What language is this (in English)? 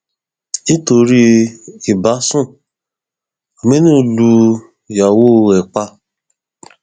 Yoruba